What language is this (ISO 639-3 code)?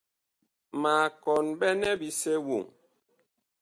bkh